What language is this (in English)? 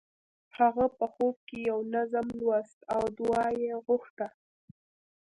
Pashto